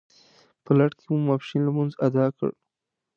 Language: Pashto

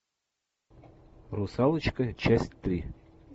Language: Russian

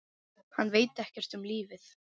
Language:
Icelandic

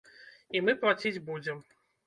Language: Belarusian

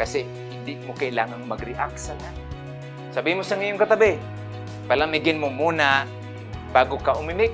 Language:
Filipino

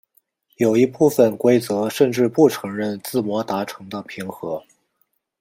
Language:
Chinese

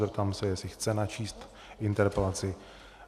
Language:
Czech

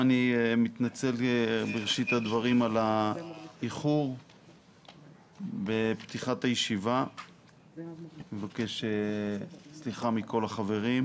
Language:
Hebrew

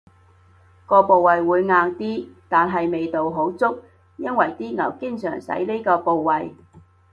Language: Cantonese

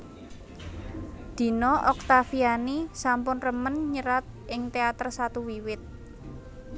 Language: Javanese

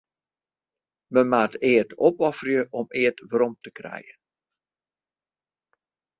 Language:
Western Frisian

